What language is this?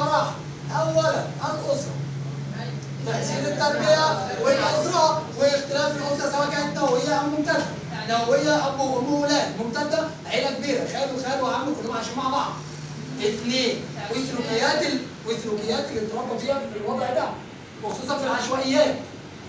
Arabic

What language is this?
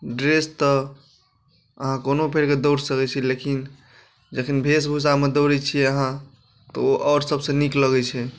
Maithili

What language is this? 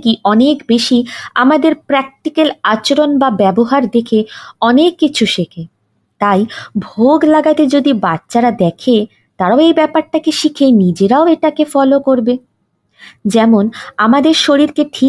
Bangla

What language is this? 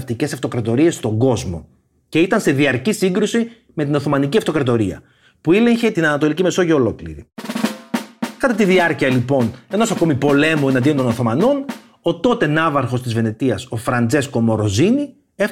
Greek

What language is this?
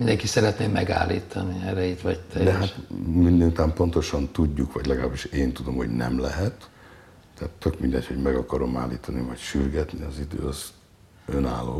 Hungarian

